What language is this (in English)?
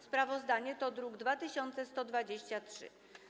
Polish